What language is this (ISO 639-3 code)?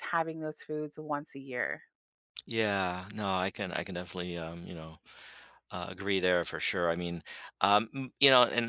eng